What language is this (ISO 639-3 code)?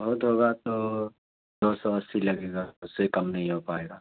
urd